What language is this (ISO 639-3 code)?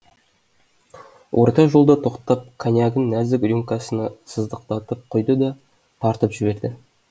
kaz